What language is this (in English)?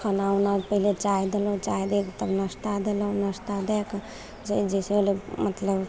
Maithili